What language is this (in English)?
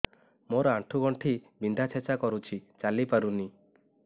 Odia